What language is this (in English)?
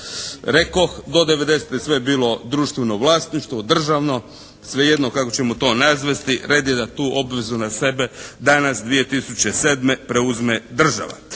Croatian